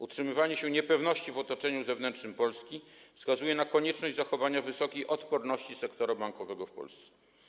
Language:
Polish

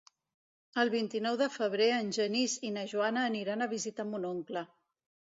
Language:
Catalan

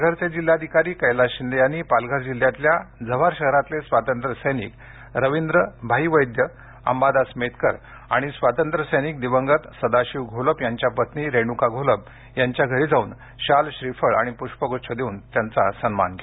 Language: Marathi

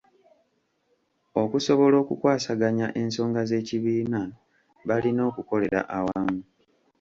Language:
Ganda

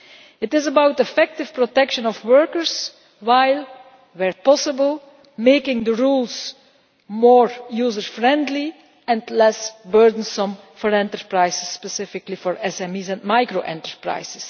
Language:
English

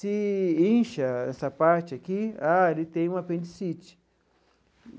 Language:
Portuguese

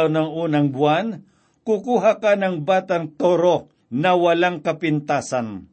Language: Filipino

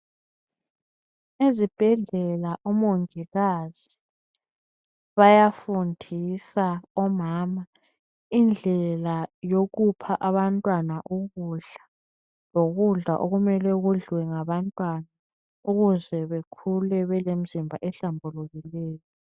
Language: North Ndebele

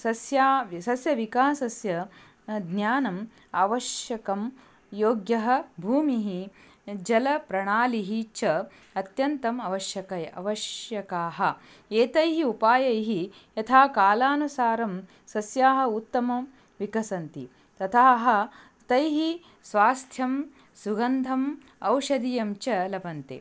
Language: Sanskrit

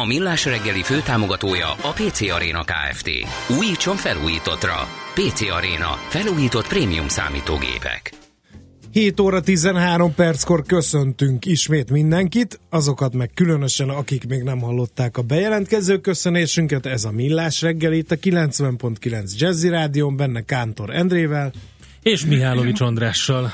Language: Hungarian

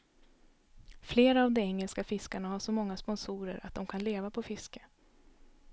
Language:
Swedish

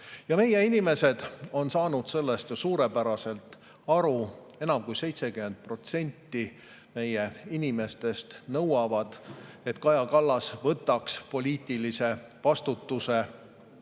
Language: Estonian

